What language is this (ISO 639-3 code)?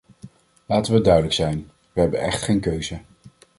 nld